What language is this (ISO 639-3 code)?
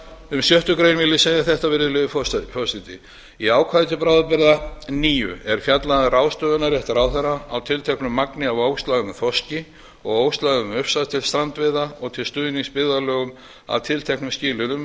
isl